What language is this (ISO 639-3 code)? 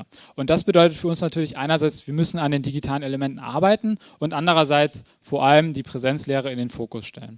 deu